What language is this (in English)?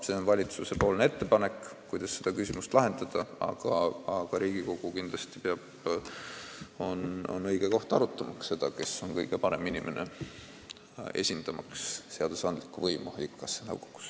Estonian